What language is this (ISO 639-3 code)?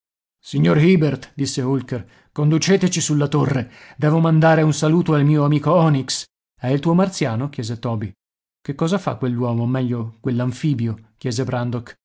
ita